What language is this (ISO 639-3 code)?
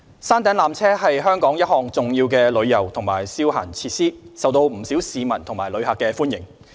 yue